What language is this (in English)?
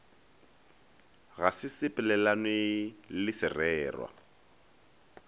Northern Sotho